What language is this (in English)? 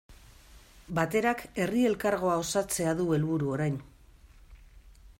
Basque